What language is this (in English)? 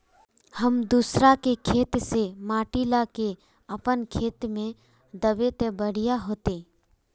Magahi